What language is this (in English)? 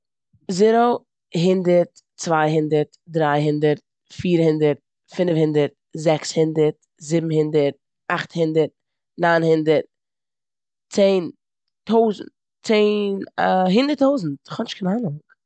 Yiddish